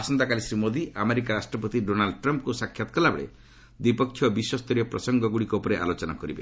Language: Odia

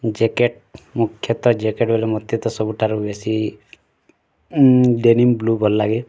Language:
Odia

